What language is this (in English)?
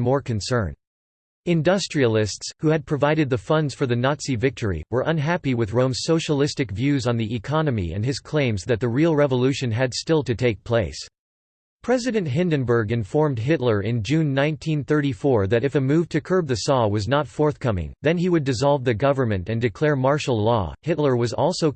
English